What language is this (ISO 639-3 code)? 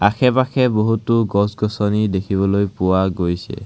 asm